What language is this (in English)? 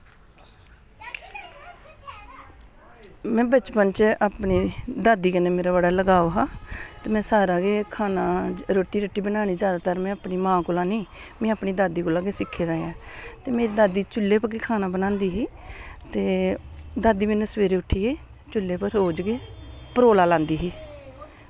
Dogri